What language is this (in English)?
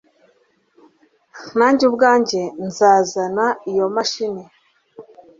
Kinyarwanda